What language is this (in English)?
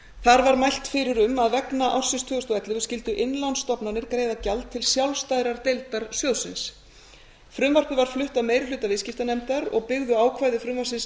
Icelandic